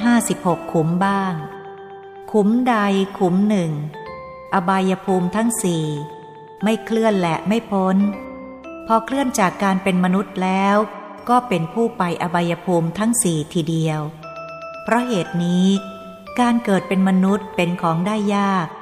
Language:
Thai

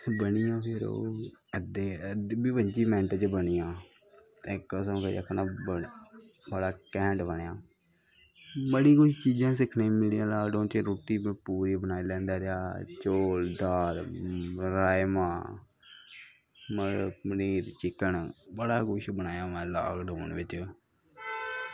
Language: Dogri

